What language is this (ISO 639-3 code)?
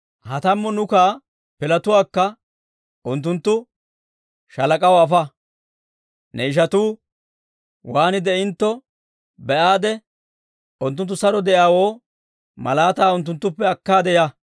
dwr